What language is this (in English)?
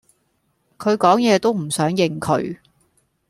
Cantonese